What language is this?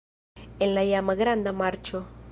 Esperanto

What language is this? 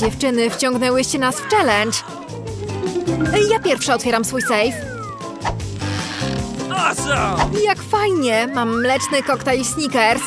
Polish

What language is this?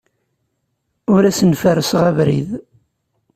Kabyle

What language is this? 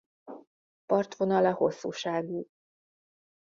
Hungarian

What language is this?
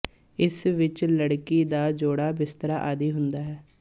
Punjabi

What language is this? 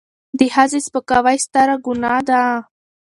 Pashto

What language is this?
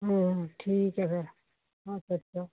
Punjabi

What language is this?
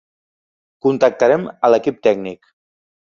Catalan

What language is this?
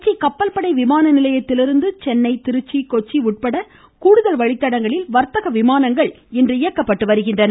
Tamil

